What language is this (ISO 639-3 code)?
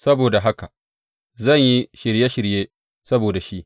hau